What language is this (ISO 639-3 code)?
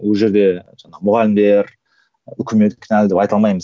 kaz